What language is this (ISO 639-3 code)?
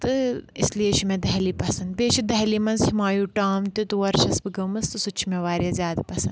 kas